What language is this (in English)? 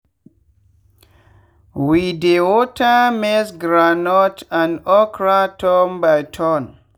Nigerian Pidgin